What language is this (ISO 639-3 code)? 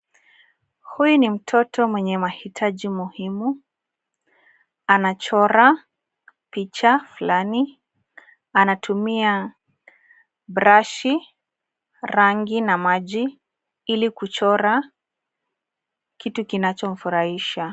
swa